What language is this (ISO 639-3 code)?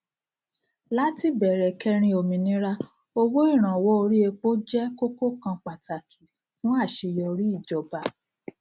yor